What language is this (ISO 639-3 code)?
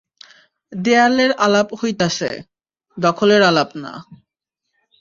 ben